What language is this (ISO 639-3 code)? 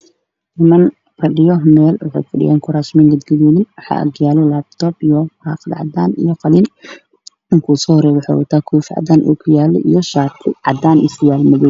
som